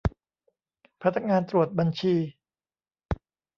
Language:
Thai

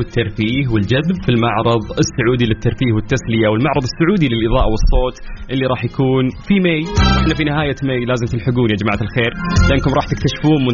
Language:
Arabic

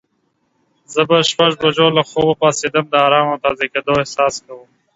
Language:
Pashto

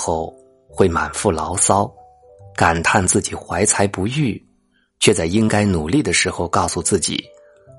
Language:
Chinese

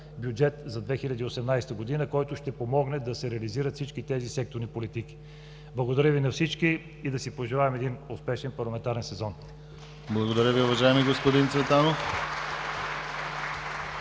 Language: Bulgarian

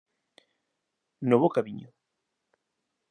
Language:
Galician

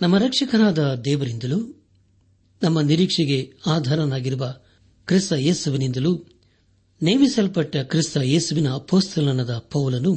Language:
Kannada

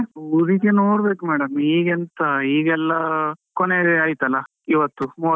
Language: Kannada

